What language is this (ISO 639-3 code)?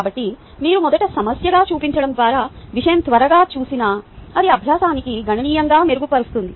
tel